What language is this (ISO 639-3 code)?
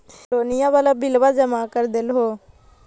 mag